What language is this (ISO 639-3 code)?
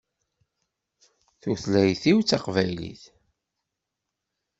kab